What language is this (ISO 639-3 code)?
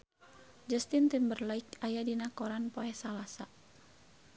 sun